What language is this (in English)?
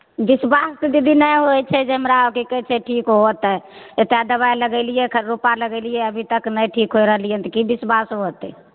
Maithili